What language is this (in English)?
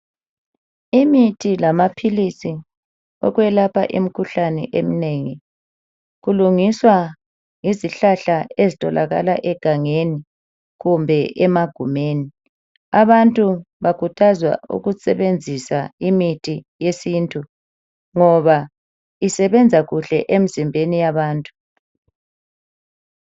North Ndebele